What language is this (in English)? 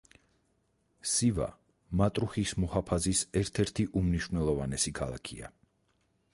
Georgian